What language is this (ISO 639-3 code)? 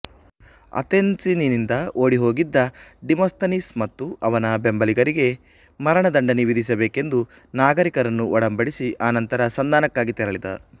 kan